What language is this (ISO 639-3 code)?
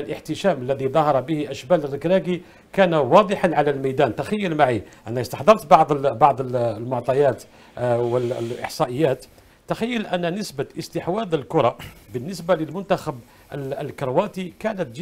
ara